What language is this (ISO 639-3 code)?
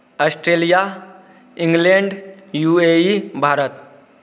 mai